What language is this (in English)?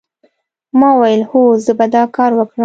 Pashto